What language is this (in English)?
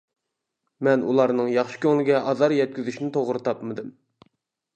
Uyghur